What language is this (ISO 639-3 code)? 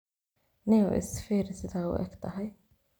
som